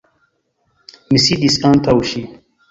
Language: Esperanto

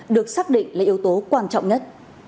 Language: Vietnamese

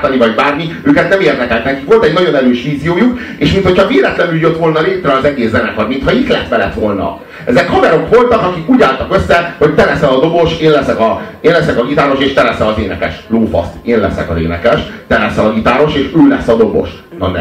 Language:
Hungarian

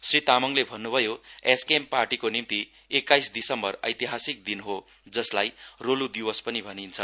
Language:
Nepali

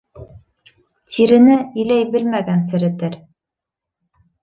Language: Bashkir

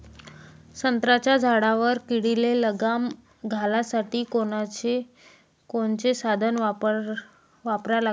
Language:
Marathi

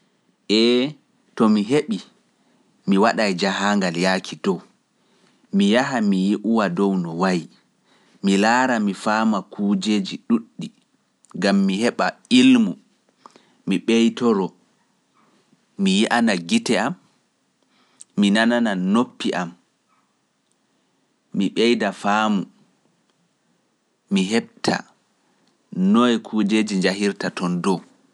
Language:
Pular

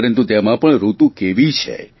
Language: Gujarati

